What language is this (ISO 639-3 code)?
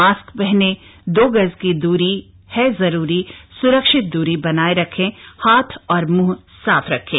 hin